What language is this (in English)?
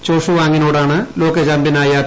Malayalam